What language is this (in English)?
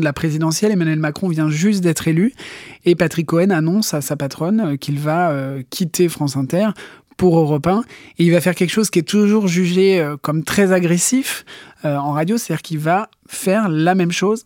French